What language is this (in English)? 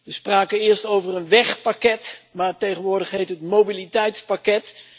Dutch